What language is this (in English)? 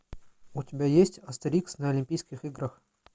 Russian